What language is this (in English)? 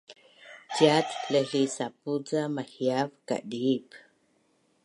Bunun